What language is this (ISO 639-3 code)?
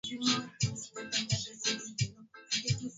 swa